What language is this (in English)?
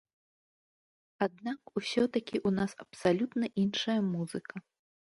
Belarusian